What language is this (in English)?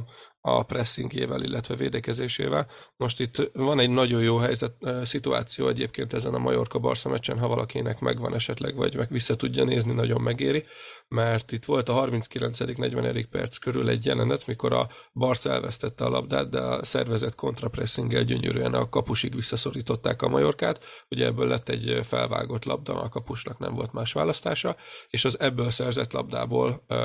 Hungarian